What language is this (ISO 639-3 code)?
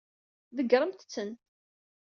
kab